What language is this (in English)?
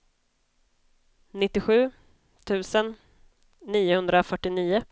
Swedish